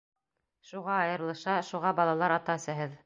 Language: Bashkir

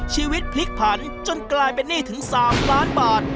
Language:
Thai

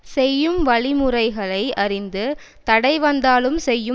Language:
Tamil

